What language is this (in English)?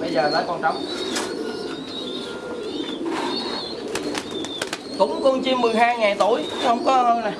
Vietnamese